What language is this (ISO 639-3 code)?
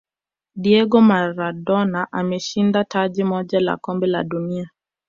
swa